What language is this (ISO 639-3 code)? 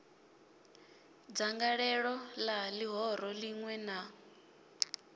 ven